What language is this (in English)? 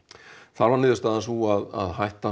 Icelandic